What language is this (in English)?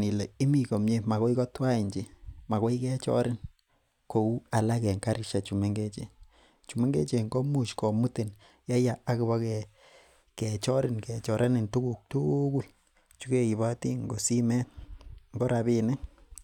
Kalenjin